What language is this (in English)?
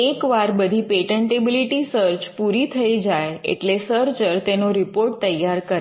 Gujarati